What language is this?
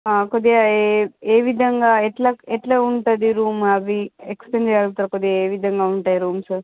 Telugu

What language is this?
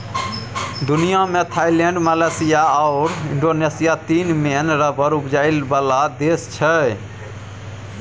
Maithili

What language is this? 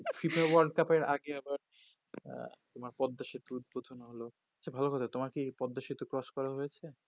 Bangla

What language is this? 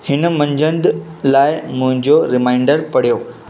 Sindhi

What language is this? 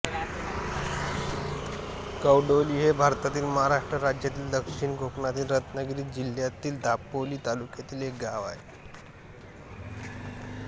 Marathi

